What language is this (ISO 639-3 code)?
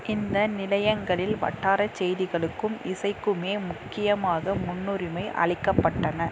tam